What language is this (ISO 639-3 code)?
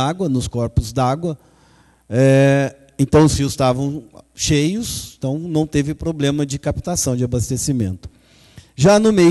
por